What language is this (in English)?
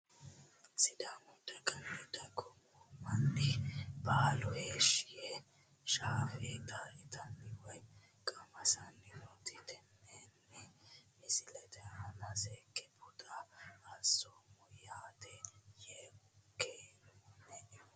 Sidamo